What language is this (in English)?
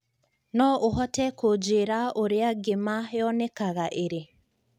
Kikuyu